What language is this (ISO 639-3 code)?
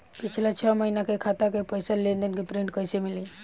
bho